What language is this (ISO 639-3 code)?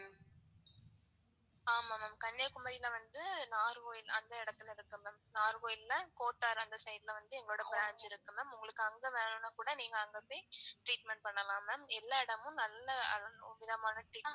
tam